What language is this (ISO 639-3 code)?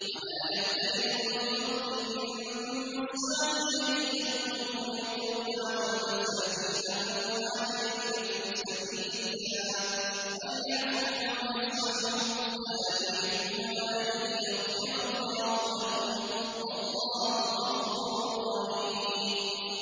ara